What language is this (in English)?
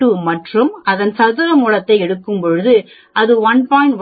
Tamil